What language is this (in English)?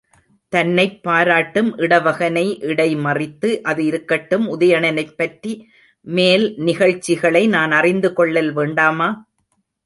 Tamil